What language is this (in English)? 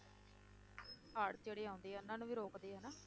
Punjabi